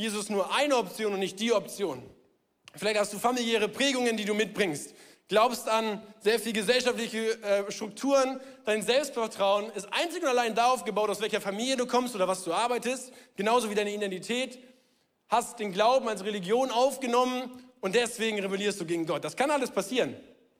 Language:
German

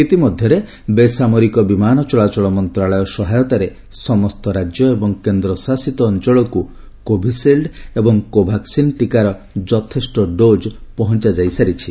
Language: Odia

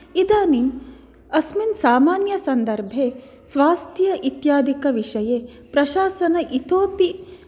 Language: Sanskrit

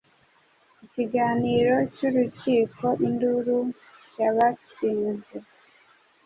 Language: Kinyarwanda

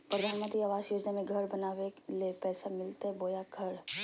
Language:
Magahi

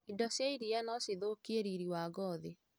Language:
Kikuyu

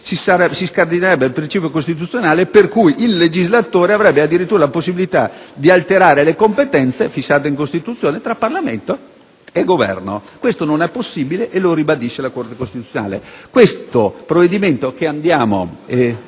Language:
Italian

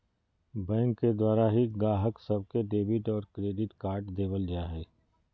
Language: Magahi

